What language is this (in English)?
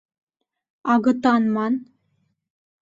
Mari